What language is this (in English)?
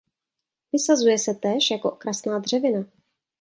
Czech